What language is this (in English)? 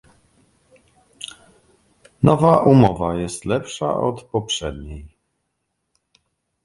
Polish